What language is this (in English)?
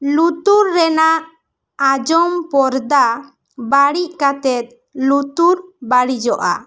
Santali